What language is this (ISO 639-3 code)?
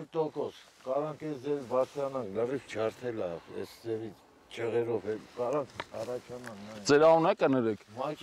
tur